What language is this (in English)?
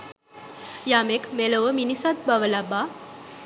Sinhala